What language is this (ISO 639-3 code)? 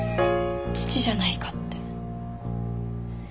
jpn